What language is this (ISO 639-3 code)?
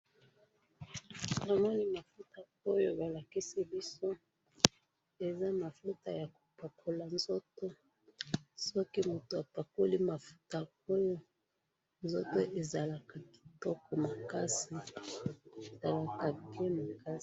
lin